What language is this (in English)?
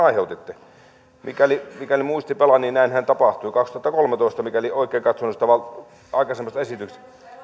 Finnish